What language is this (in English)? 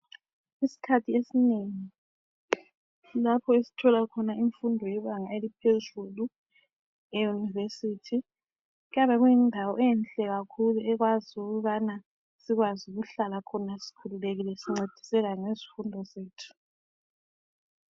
North Ndebele